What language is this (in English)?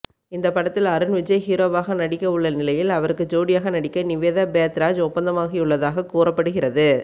Tamil